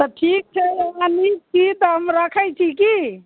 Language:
Maithili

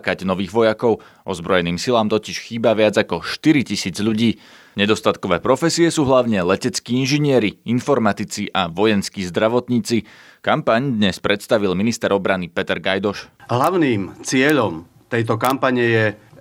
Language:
Slovak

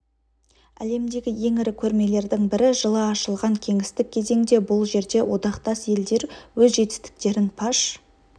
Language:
Kazakh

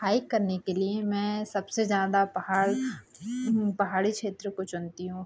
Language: Hindi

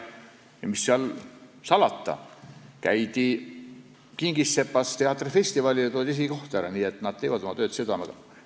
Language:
Estonian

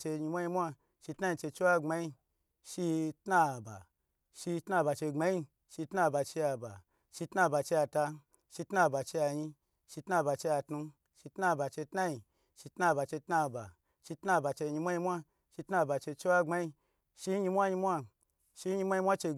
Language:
Gbagyi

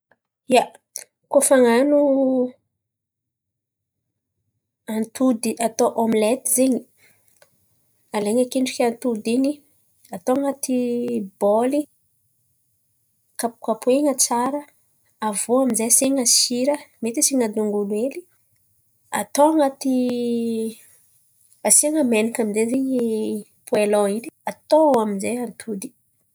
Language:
Antankarana Malagasy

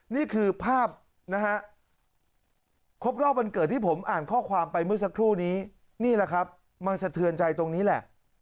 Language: Thai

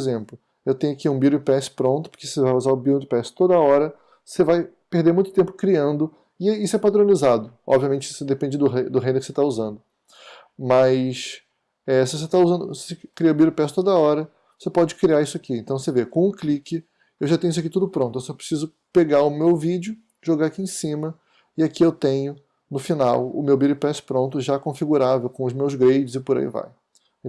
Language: Portuguese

